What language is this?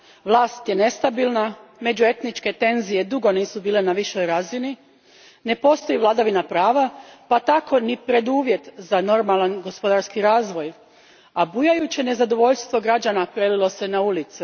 Croatian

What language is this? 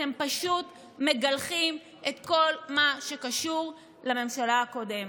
Hebrew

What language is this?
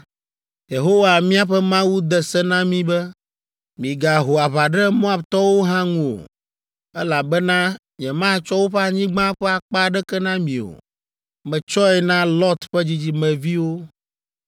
Ewe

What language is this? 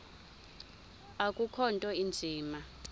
Xhosa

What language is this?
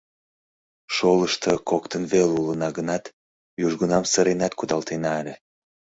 Mari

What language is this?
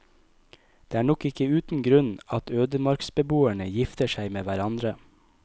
Norwegian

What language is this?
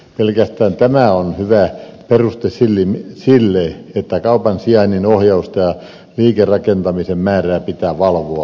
Finnish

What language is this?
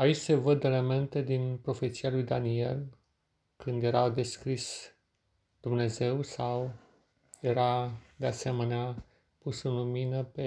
Romanian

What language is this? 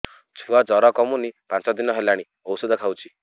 Odia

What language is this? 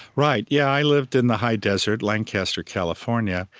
English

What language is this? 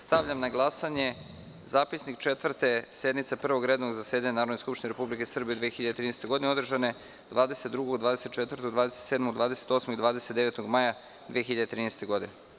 Serbian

